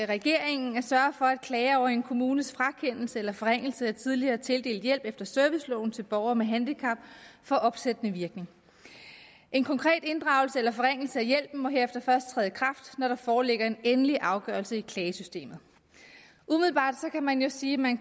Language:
Danish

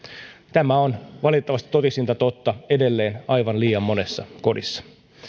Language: Finnish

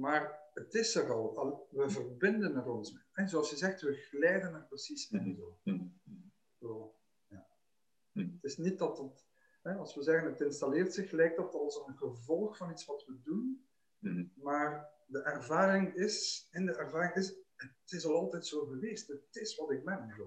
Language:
Dutch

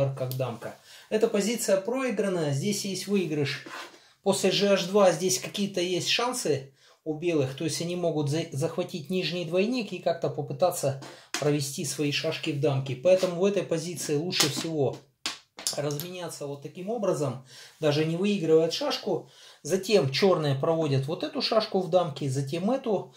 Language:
Russian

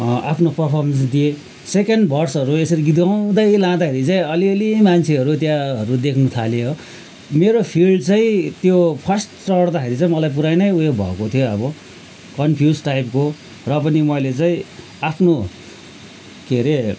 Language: Nepali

